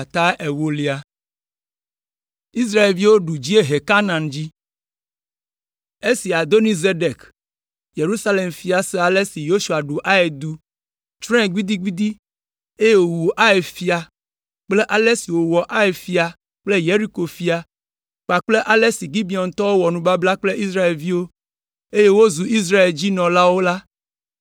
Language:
Ewe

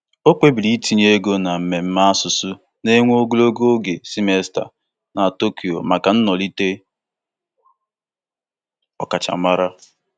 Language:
Igbo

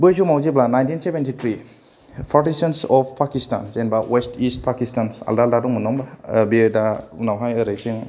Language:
Bodo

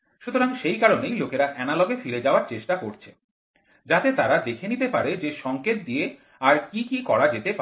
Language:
Bangla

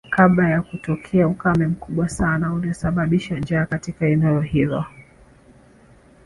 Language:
Swahili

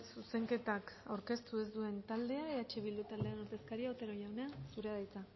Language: Basque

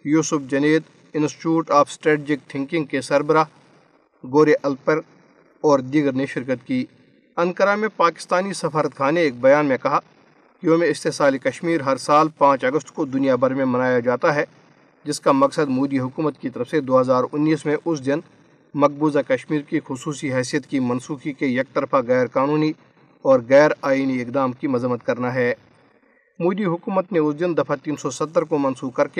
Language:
Urdu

